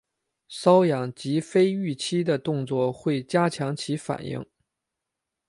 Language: Chinese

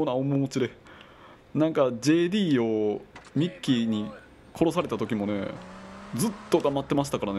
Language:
Japanese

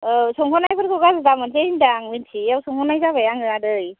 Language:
Bodo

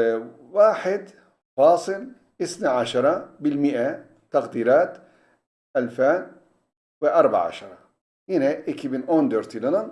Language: Turkish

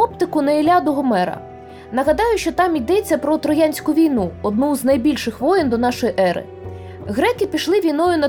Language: Ukrainian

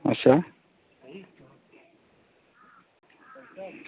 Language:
Dogri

